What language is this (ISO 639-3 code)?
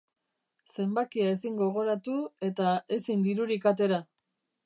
eus